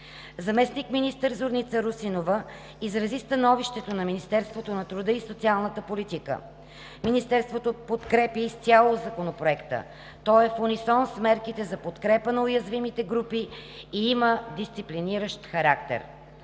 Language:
Bulgarian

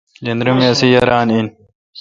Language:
Kalkoti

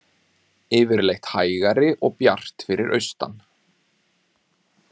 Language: Icelandic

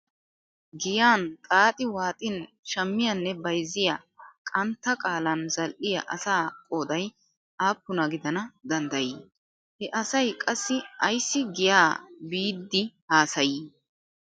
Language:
Wolaytta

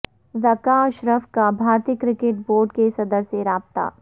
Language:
Urdu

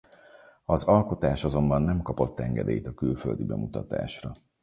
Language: Hungarian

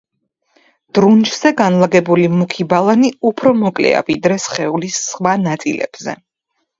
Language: Georgian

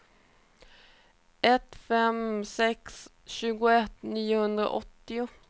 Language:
Swedish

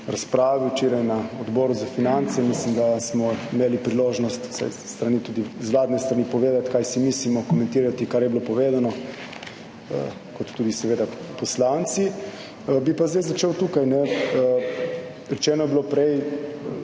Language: Slovenian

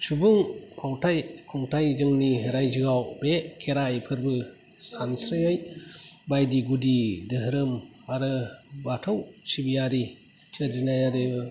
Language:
Bodo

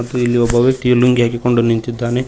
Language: Kannada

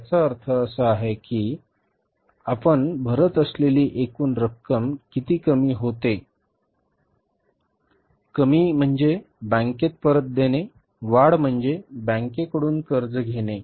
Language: Marathi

